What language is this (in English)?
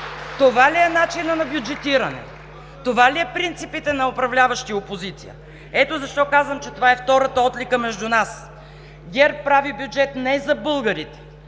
Bulgarian